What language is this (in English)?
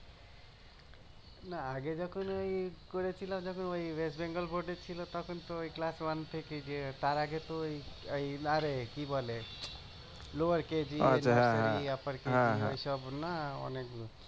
Bangla